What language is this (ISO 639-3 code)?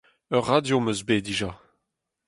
bre